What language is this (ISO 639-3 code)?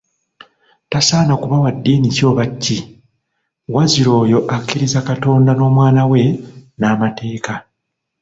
lug